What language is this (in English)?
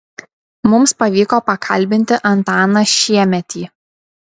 Lithuanian